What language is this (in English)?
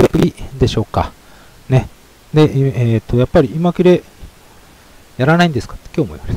Japanese